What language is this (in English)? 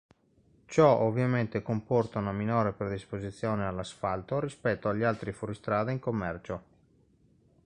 Italian